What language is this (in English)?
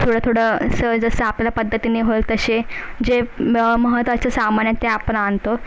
Marathi